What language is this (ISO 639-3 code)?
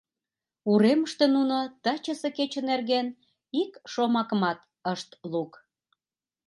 chm